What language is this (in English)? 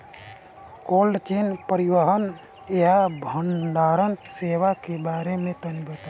Bhojpuri